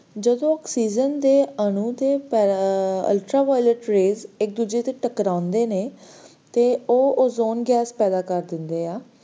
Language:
Punjabi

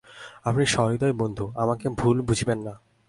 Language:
Bangla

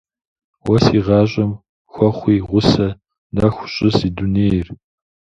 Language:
Kabardian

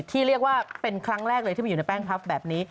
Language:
Thai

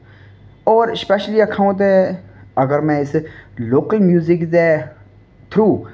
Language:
Dogri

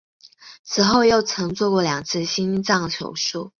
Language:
Chinese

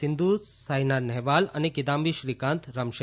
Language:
Gujarati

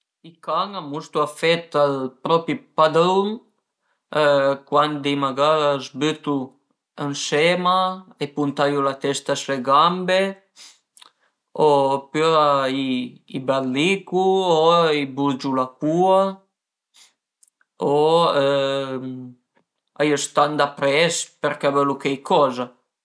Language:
Piedmontese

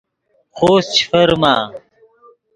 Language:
Yidgha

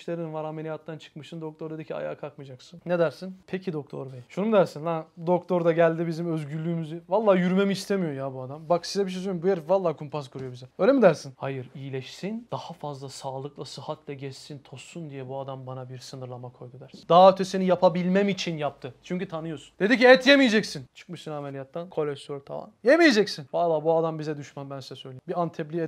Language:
Turkish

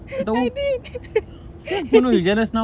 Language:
English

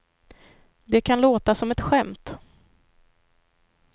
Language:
Swedish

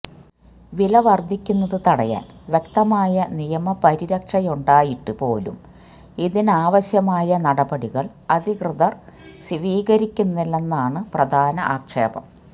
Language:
Malayalam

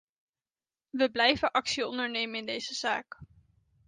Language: Dutch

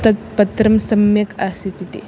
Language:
Sanskrit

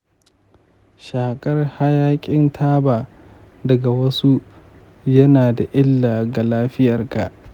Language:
Hausa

